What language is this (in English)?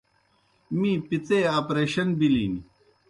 Kohistani Shina